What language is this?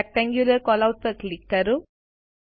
Gujarati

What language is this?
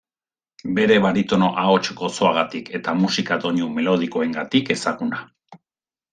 Basque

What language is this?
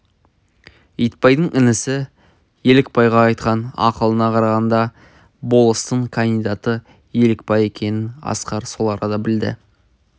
Kazakh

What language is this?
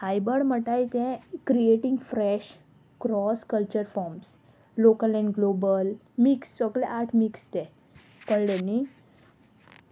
Konkani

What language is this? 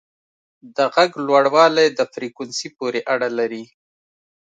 Pashto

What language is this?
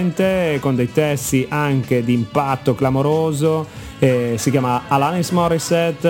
Italian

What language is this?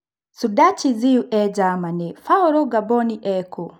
Kikuyu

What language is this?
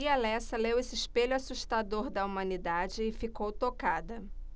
Portuguese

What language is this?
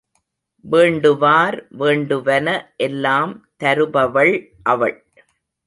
Tamil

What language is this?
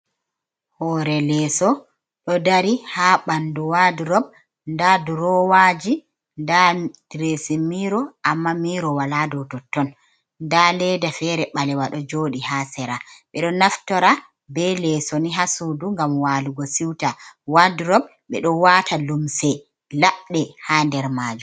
Fula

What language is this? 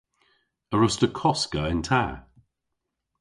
Cornish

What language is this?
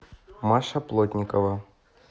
Russian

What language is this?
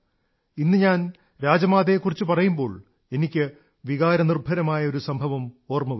Malayalam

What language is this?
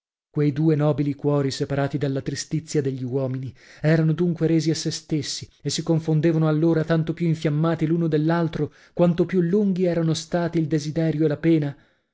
Italian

